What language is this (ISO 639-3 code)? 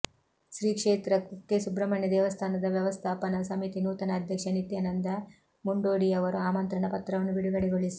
kan